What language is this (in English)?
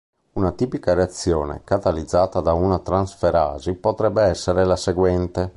Italian